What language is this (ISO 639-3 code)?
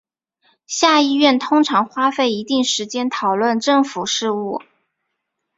zho